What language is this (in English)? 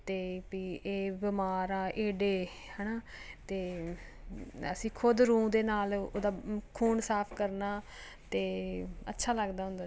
Punjabi